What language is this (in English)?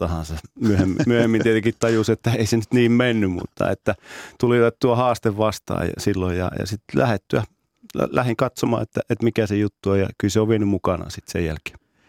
Finnish